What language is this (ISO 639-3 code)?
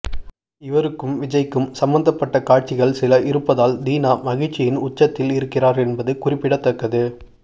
tam